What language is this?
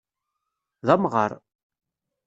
Kabyle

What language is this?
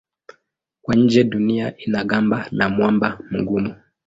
Swahili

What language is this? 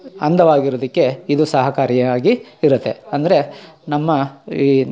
Kannada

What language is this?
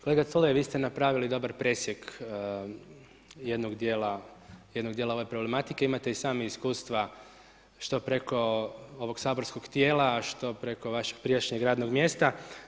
Croatian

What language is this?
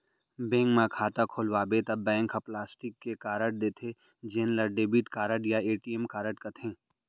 Chhattisgarhi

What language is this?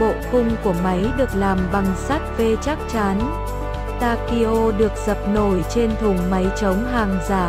Vietnamese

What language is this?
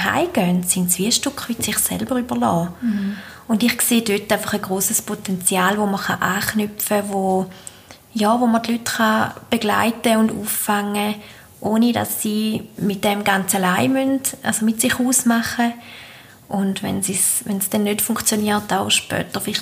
German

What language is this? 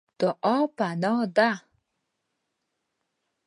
Pashto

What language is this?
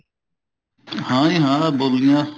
Punjabi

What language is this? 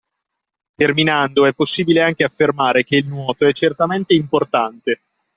Italian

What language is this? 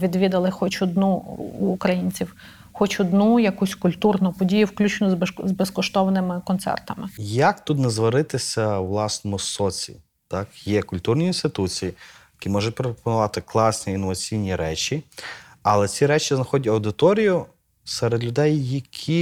Ukrainian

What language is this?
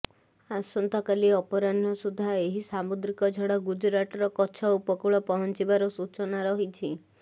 Odia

